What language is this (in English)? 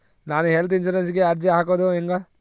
Kannada